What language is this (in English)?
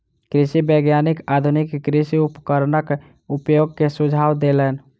Maithili